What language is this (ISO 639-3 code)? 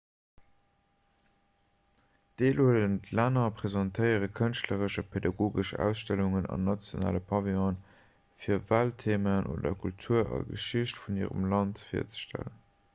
ltz